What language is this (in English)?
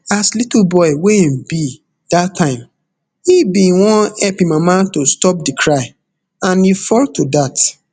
Nigerian Pidgin